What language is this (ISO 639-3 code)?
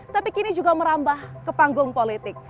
ind